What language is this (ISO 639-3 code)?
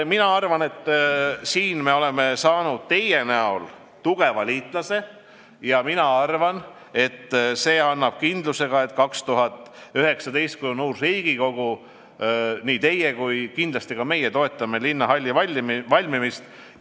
est